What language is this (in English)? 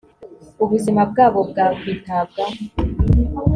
Kinyarwanda